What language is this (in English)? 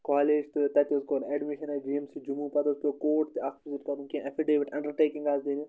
Kashmiri